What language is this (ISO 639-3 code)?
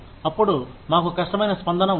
tel